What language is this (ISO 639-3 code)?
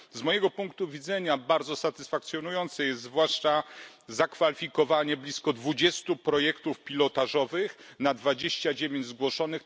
pol